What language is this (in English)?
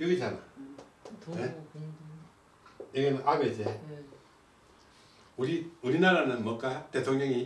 Korean